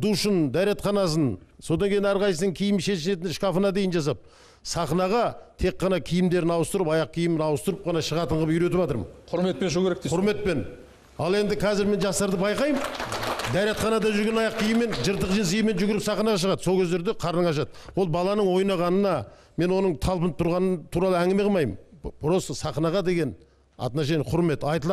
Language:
Turkish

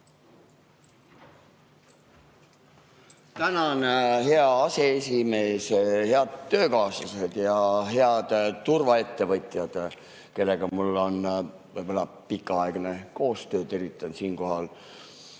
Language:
Estonian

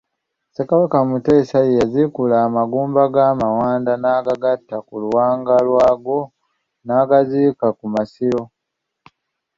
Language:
Ganda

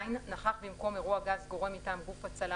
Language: Hebrew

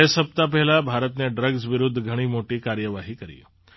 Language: Gujarati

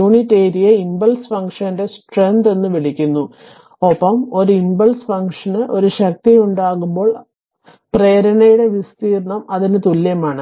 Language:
Malayalam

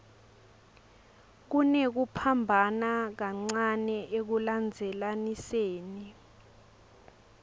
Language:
Swati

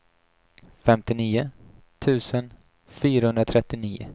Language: Swedish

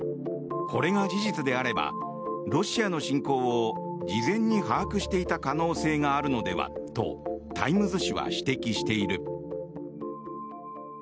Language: Japanese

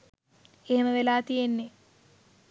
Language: Sinhala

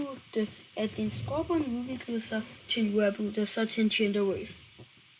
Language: Danish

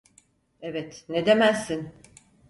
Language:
Turkish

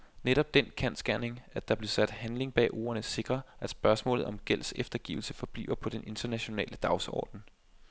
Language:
Danish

